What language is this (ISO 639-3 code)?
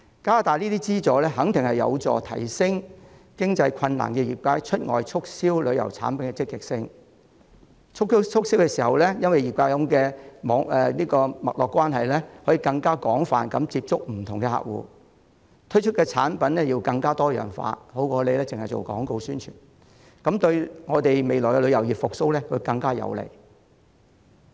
yue